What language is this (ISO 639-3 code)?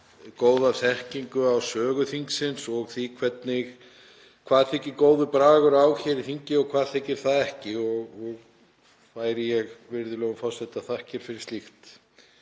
isl